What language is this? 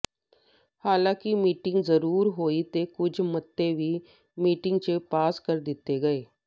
Punjabi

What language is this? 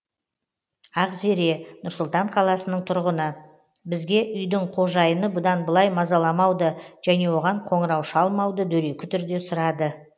Kazakh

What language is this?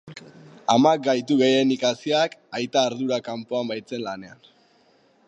Basque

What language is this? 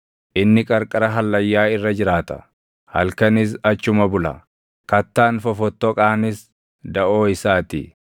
Oromo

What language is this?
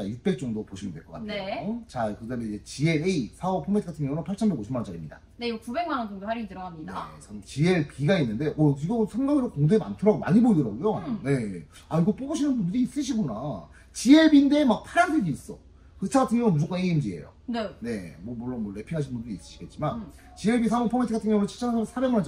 Korean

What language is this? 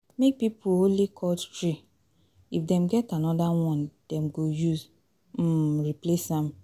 Nigerian Pidgin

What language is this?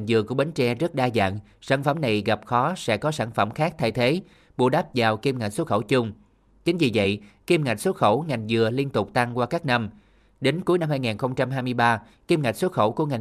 Vietnamese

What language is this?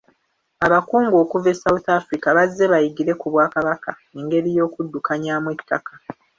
Ganda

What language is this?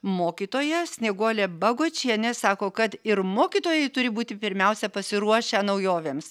Lithuanian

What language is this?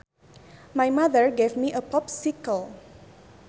Sundanese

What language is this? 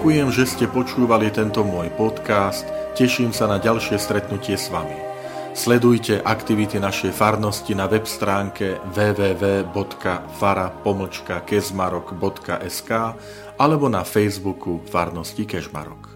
Slovak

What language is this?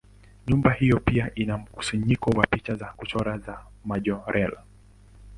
Swahili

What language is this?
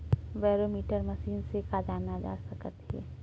Chhattisgarhi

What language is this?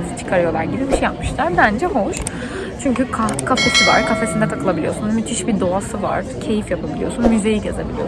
Turkish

